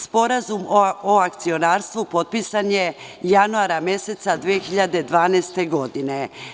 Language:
Serbian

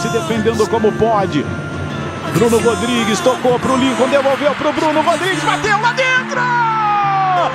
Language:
Portuguese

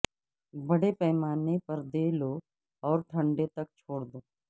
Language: Urdu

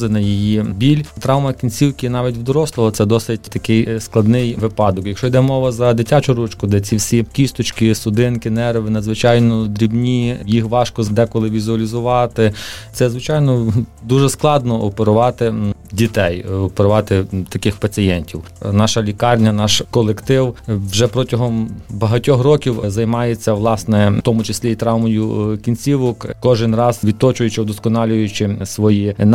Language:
Ukrainian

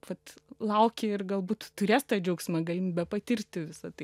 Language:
Lithuanian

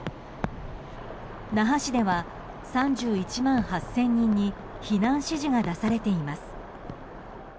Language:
Japanese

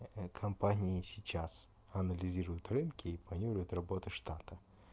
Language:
Russian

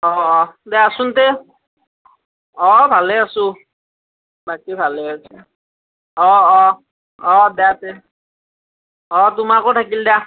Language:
Assamese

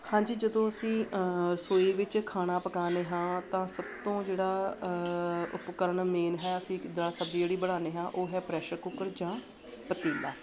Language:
Punjabi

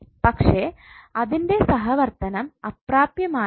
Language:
Malayalam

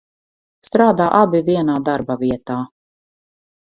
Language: Latvian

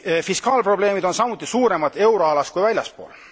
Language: Estonian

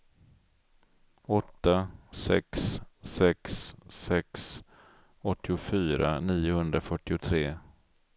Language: Swedish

